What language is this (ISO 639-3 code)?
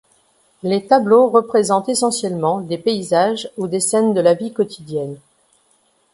fra